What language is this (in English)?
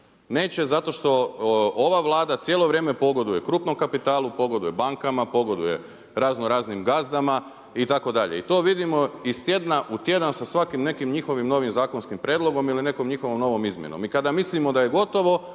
Croatian